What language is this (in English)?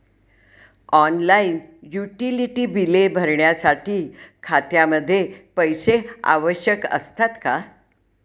Marathi